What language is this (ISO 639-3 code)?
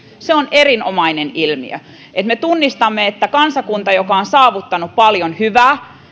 fin